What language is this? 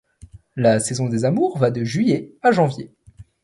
French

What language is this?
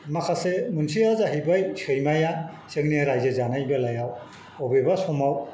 Bodo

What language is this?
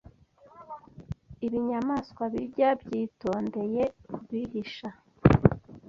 Kinyarwanda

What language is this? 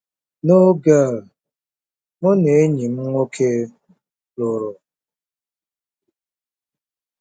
Igbo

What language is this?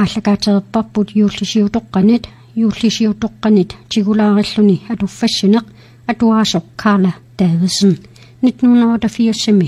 Arabic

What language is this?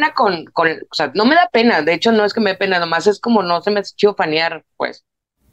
Spanish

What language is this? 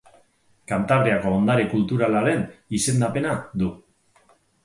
Basque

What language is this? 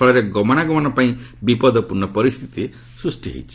Odia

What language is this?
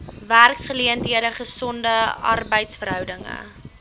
Afrikaans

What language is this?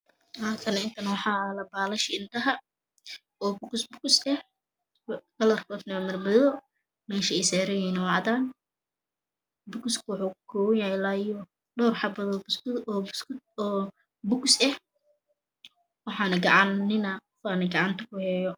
Somali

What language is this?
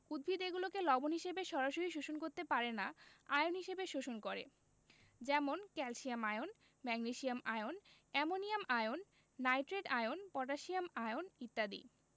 Bangla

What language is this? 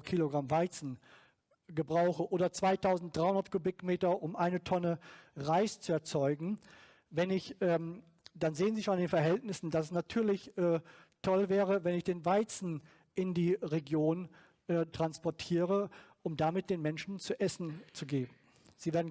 German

